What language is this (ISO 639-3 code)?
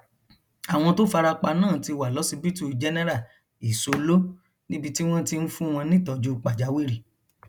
yor